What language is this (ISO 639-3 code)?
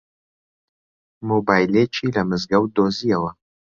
ckb